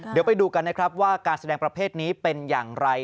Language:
Thai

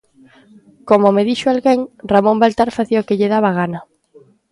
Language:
Galician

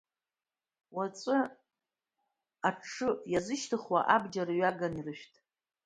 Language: Abkhazian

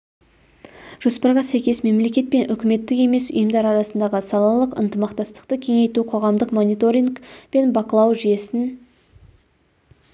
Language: Kazakh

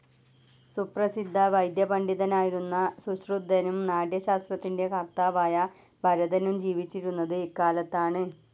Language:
Malayalam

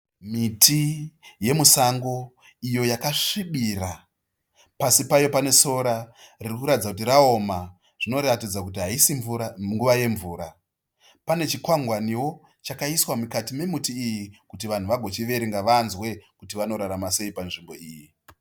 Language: Shona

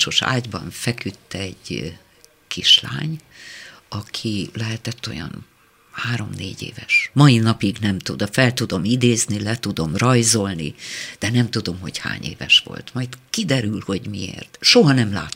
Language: Hungarian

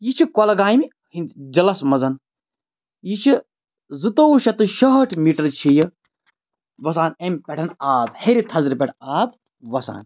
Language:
Kashmiri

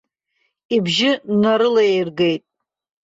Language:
Abkhazian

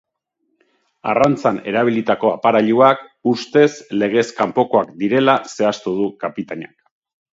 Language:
Basque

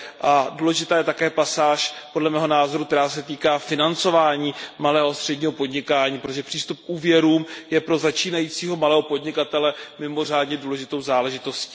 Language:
Czech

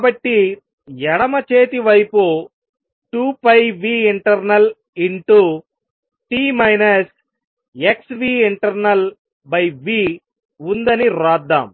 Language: Telugu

